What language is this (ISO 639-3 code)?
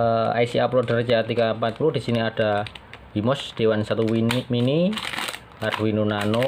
ind